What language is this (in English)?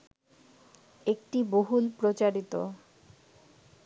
Bangla